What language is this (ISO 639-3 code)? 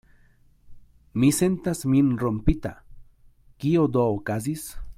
epo